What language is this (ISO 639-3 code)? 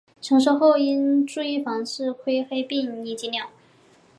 zho